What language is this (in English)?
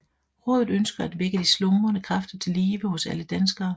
Danish